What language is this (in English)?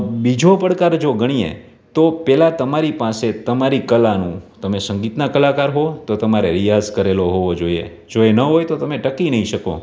Gujarati